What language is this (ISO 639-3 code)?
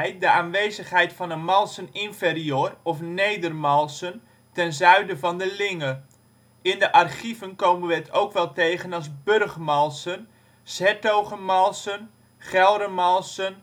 nld